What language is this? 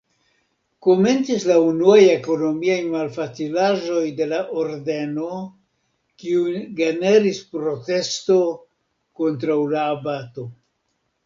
Esperanto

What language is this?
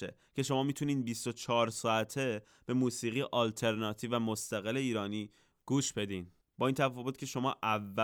Persian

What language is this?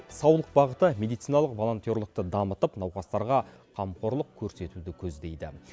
Kazakh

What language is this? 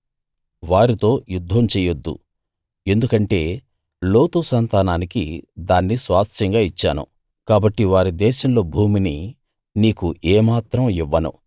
Telugu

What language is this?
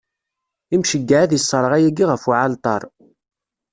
Kabyle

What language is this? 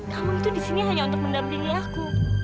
Indonesian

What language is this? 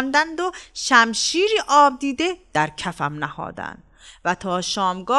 Persian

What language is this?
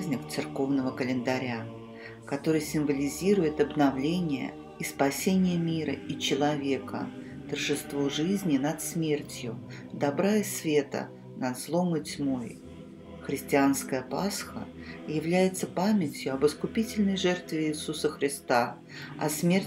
Russian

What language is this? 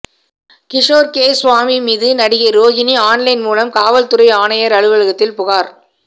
Tamil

